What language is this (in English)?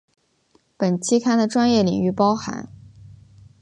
Chinese